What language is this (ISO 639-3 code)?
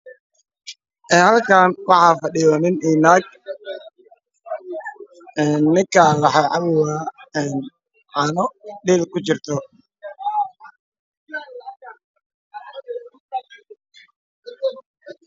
som